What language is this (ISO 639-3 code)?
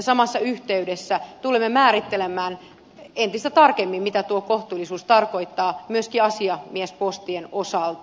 fin